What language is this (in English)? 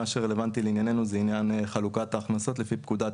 Hebrew